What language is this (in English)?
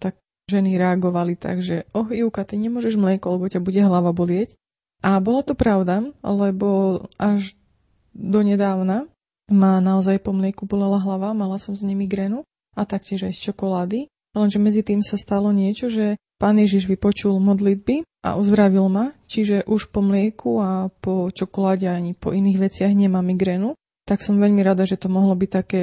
Slovak